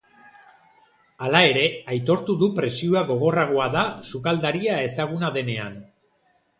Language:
Basque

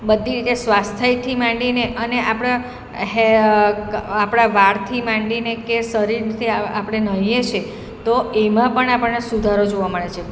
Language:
Gujarati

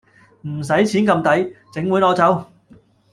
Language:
Cantonese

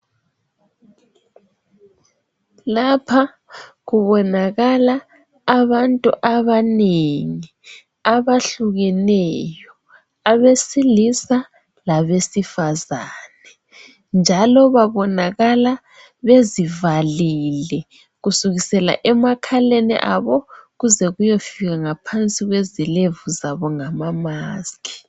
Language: North Ndebele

